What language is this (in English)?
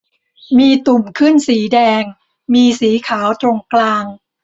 Thai